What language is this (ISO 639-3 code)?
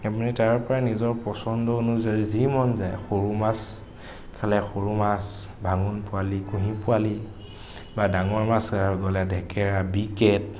asm